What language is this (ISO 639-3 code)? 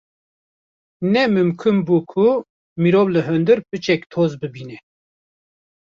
kur